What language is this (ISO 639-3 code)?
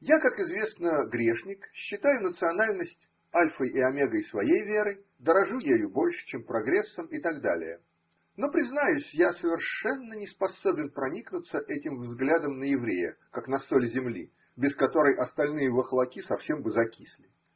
rus